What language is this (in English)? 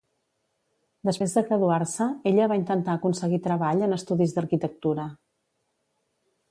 Catalan